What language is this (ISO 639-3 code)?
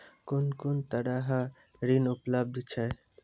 mai